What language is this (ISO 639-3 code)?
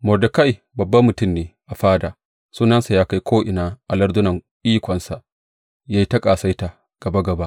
hau